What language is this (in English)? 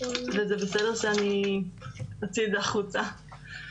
Hebrew